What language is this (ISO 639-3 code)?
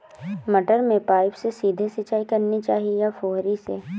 hin